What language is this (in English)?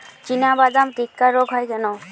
Bangla